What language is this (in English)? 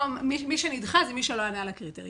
Hebrew